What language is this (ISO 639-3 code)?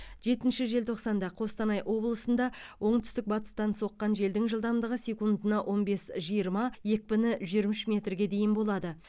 kaz